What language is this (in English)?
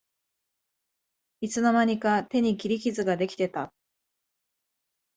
Japanese